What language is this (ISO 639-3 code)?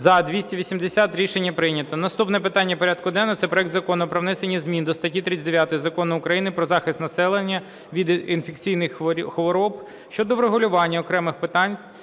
ukr